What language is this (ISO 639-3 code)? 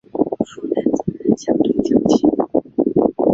zho